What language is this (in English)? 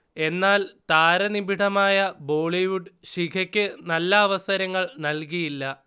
Malayalam